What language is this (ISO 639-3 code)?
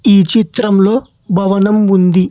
tel